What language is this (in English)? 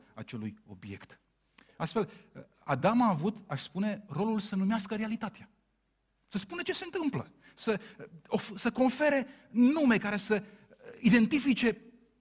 Romanian